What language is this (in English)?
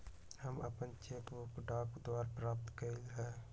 Magahi